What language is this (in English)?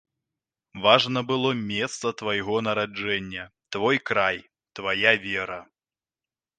Belarusian